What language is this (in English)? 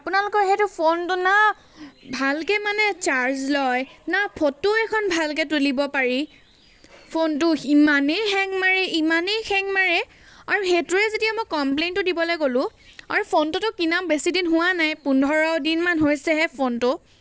Assamese